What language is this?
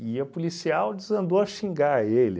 Portuguese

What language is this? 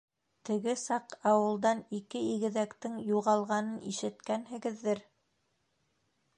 Bashkir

